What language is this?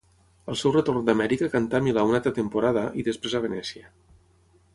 Catalan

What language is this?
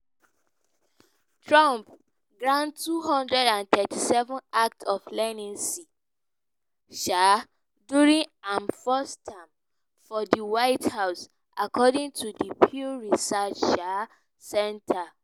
Nigerian Pidgin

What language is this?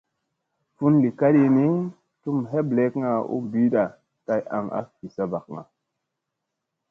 Musey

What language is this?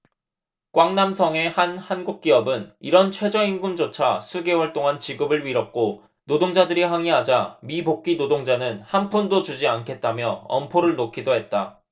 Korean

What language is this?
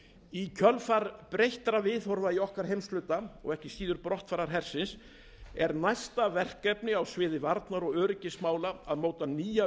Icelandic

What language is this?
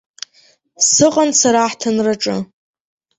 Abkhazian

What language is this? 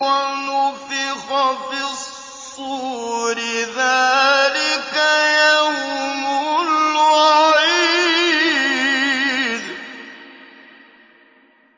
Arabic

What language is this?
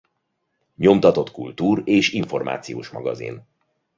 Hungarian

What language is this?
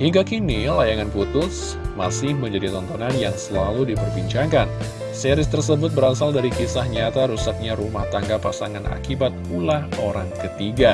Indonesian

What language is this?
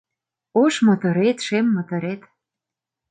Mari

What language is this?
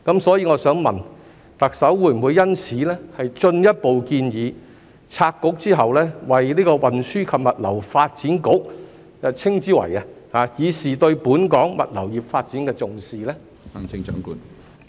Cantonese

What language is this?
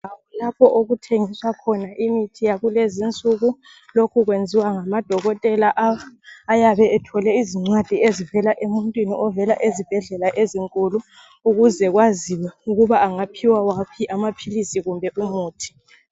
North Ndebele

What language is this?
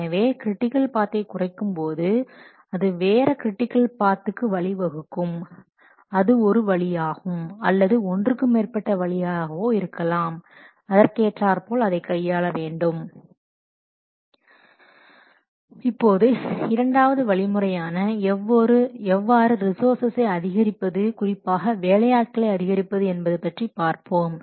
Tamil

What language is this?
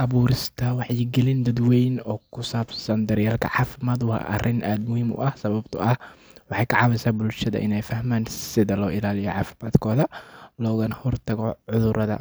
Somali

